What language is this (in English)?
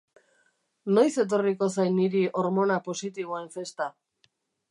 Basque